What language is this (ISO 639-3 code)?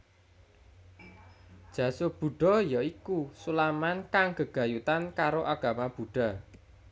jav